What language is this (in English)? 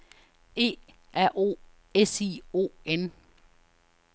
Danish